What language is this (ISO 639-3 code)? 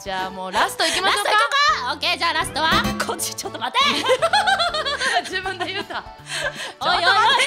jpn